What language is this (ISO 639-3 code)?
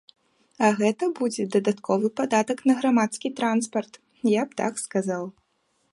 bel